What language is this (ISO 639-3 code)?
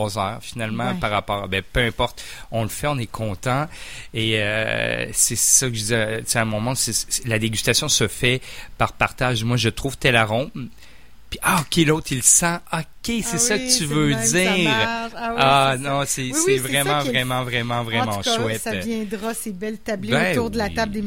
fra